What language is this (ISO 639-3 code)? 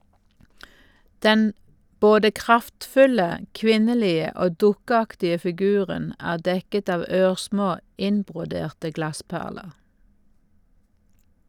nor